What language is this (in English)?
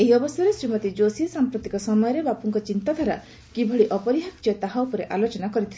Odia